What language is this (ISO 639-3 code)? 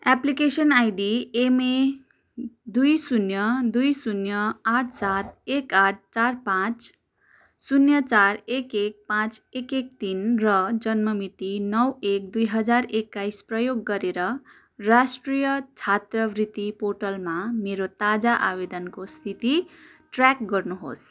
nep